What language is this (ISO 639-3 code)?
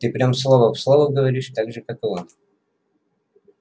rus